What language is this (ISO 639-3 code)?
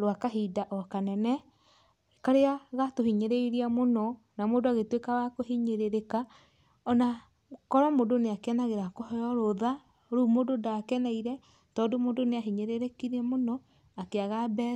kik